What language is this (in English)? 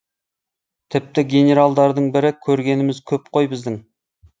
Kazakh